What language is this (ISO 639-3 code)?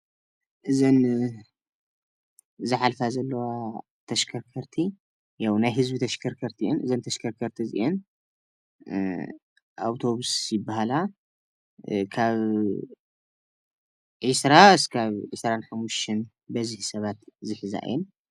tir